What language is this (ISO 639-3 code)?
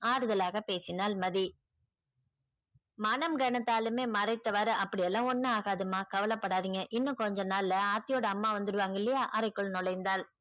tam